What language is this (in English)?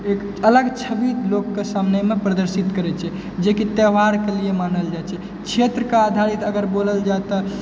Maithili